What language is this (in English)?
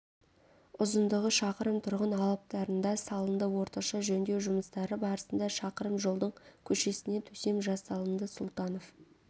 Kazakh